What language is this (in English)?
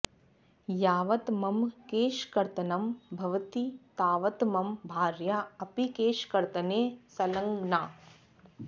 Sanskrit